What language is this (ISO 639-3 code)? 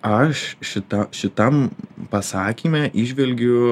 lit